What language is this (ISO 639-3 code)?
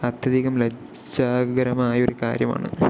mal